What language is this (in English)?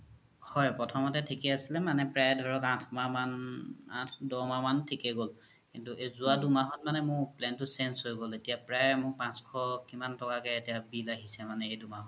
Assamese